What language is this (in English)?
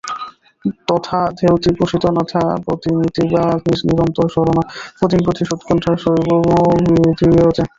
Bangla